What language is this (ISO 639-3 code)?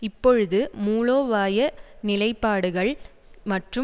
tam